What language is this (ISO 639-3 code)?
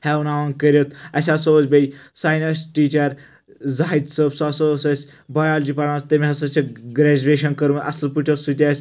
kas